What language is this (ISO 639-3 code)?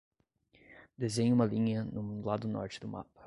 por